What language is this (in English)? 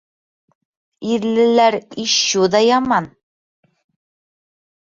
Bashkir